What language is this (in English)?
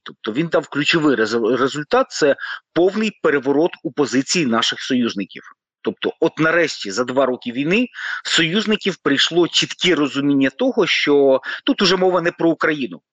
Ukrainian